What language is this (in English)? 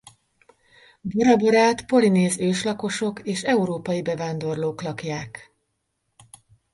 Hungarian